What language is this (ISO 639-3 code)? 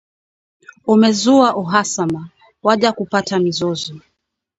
swa